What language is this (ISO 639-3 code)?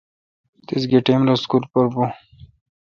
xka